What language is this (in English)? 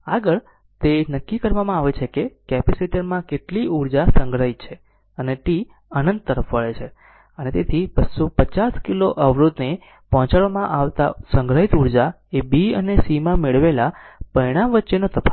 Gujarati